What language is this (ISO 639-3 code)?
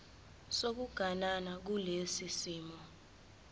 zul